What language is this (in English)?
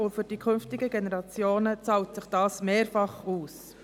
Swiss German